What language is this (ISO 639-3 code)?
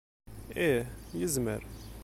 kab